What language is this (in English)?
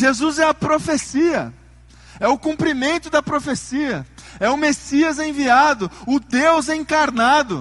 Portuguese